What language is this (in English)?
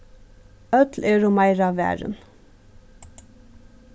Faroese